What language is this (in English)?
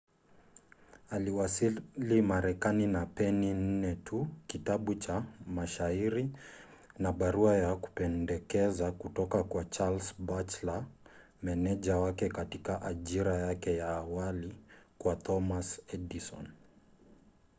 Swahili